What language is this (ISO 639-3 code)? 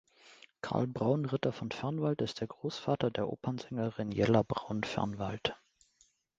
deu